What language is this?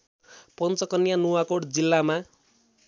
Nepali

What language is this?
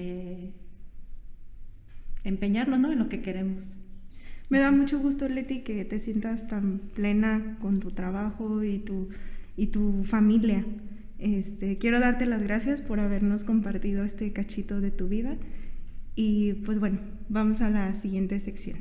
Spanish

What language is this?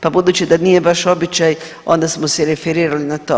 Croatian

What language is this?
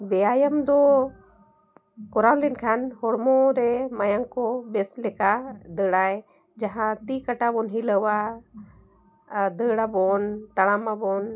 Santali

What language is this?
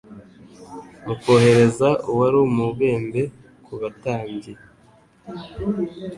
Kinyarwanda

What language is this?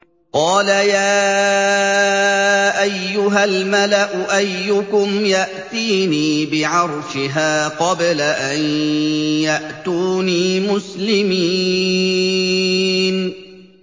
Arabic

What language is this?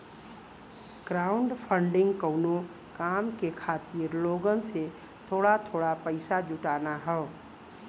Bhojpuri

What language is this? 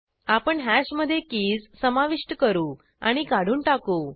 Marathi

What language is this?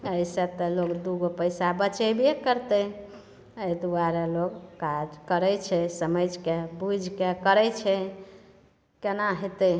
Maithili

